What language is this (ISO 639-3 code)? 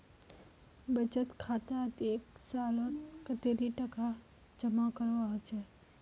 mag